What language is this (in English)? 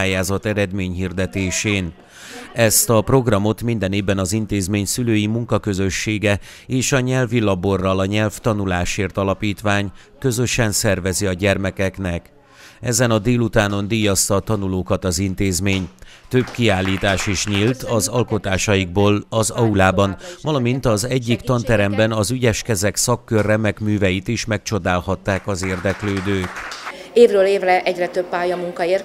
Hungarian